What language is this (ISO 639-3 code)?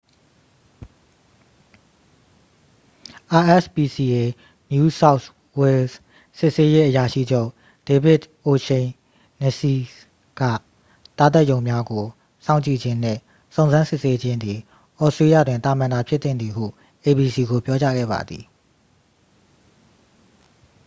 mya